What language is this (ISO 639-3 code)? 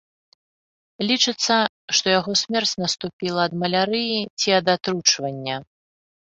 bel